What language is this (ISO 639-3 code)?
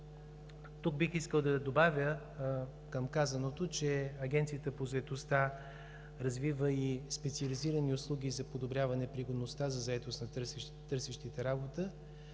bul